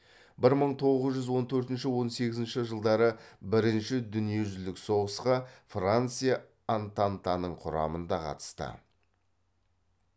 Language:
Kazakh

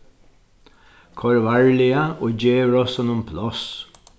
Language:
Faroese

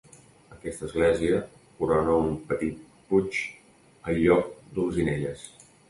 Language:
Catalan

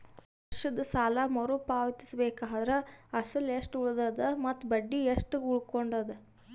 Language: Kannada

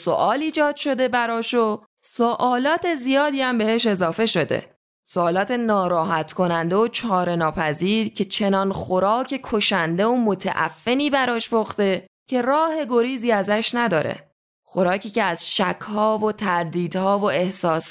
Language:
Persian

